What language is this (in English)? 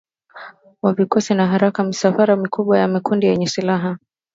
Swahili